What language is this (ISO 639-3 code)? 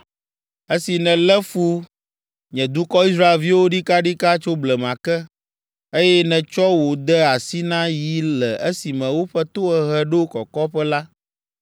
ewe